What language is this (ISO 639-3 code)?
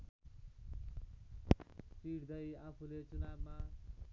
nep